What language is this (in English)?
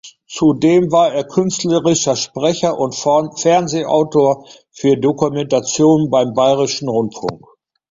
German